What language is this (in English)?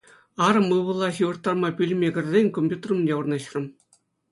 Chuvash